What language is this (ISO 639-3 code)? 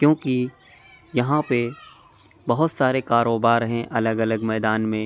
urd